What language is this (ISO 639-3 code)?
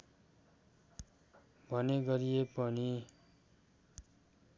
nep